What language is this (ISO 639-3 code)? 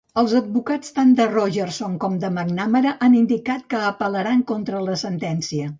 cat